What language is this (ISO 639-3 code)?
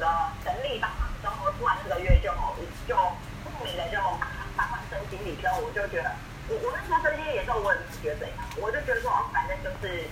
zho